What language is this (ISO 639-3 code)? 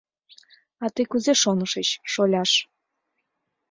chm